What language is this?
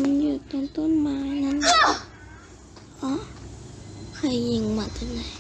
Thai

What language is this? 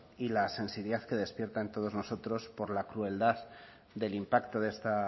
Spanish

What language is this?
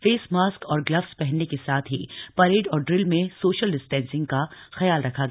Hindi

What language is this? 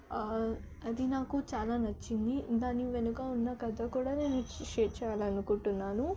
Telugu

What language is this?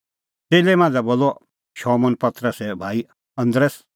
Kullu Pahari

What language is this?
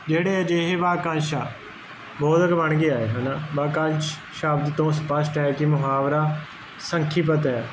Punjabi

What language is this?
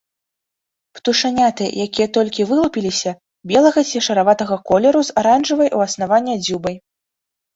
Belarusian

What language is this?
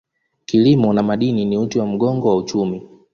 Swahili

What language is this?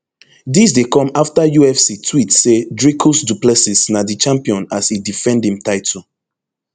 Nigerian Pidgin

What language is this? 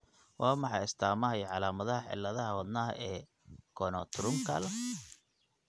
Somali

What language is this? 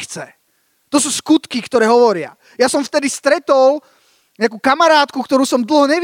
Slovak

